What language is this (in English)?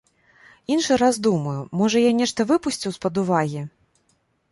Belarusian